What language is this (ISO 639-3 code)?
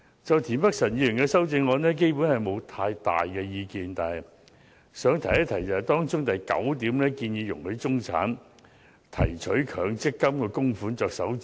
yue